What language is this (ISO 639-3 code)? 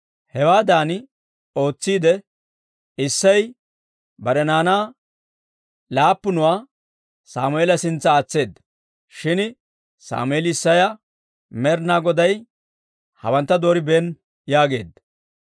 dwr